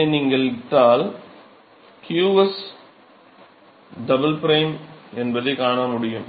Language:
Tamil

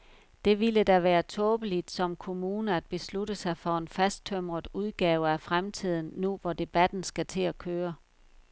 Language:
Danish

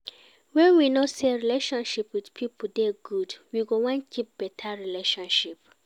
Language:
Nigerian Pidgin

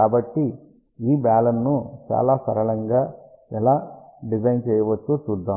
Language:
Telugu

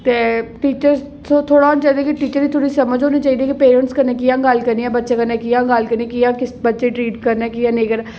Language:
Dogri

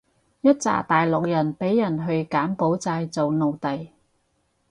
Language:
Cantonese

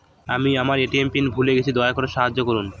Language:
Bangla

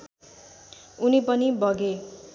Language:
Nepali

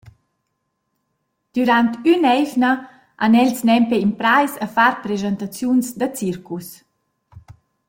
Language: Romansh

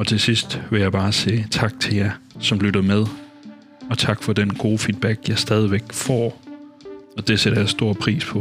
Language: Danish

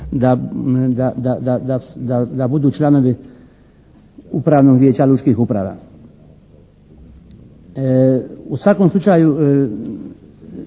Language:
Croatian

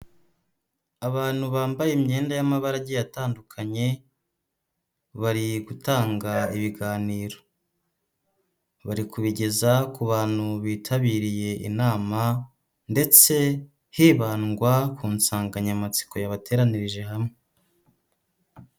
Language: Kinyarwanda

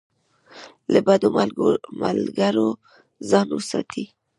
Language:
Pashto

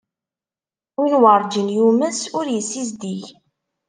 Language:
Kabyle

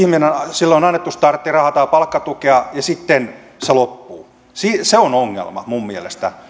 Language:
Finnish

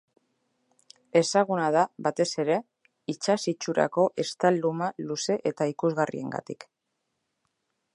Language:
Basque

